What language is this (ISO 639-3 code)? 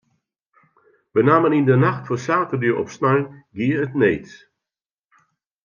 fry